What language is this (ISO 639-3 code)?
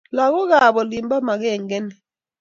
kln